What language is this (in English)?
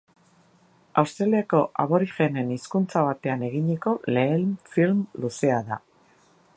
Basque